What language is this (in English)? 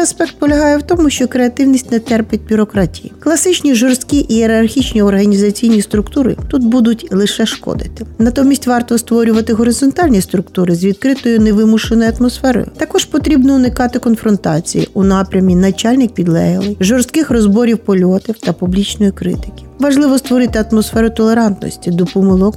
Ukrainian